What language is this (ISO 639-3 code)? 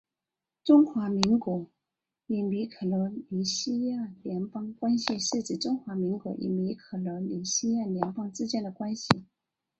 zho